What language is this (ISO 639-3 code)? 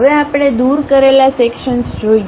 guj